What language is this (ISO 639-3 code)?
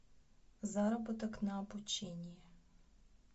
rus